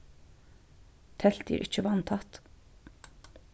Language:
Faroese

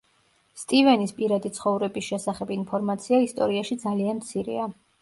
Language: Georgian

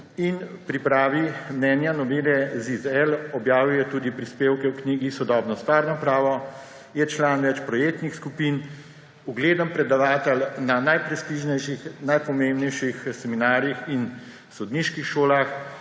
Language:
Slovenian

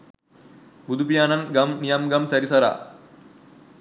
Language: Sinhala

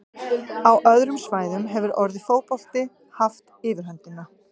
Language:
Icelandic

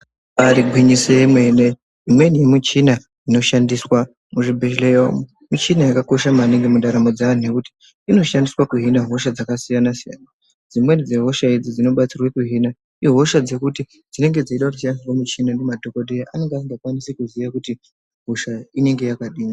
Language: Ndau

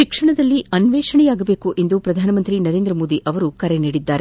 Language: Kannada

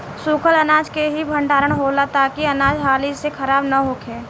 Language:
Bhojpuri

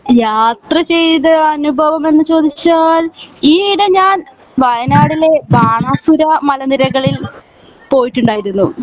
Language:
Malayalam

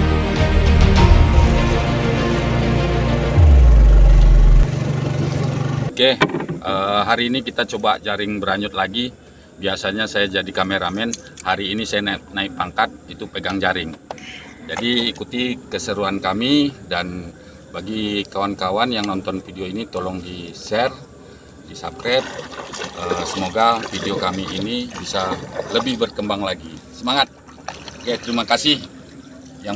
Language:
Indonesian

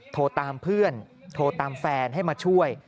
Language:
Thai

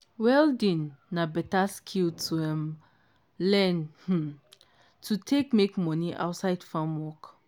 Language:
Nigerian Pidgin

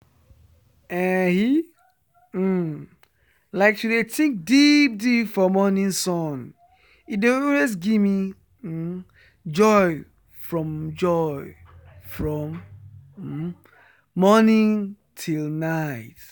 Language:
Nigerian Pidgin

